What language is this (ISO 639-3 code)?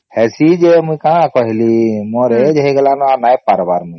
ori